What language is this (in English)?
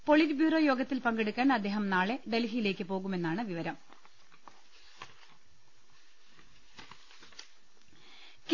Malayalam